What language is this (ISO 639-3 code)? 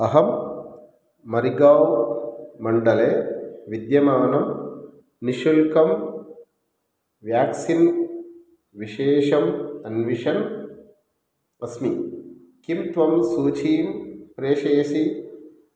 san